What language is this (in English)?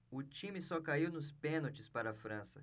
Portuguese